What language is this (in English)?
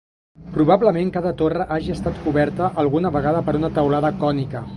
Catalan